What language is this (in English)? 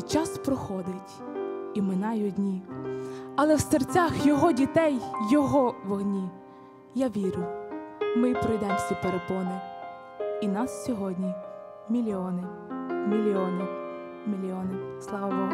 Ukrainian